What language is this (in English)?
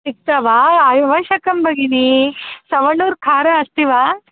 Sanskrit